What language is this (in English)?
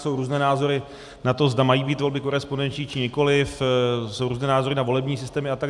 Czech